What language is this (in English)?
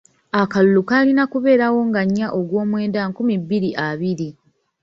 Ganda